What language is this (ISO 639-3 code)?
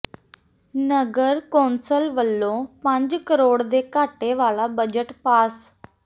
pan